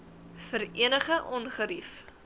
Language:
Afrikaans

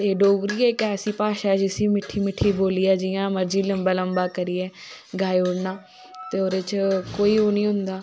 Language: Dogri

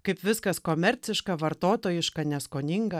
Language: Lithuanian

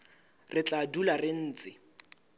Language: Southern Sotho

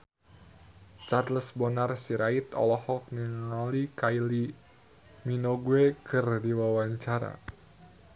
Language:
Sundanese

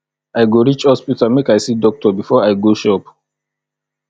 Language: Nigerian Pidgin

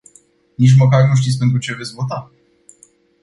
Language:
Romanian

